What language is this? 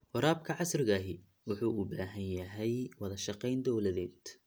Somali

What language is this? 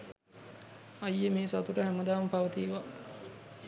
Sinhala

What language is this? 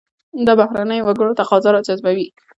Pashto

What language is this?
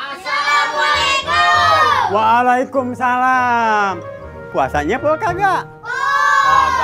Indonesian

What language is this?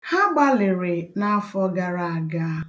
Igbo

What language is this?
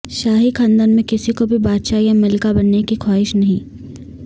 Urdu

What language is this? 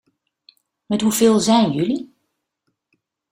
Dutch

